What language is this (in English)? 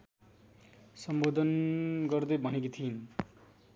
Nepali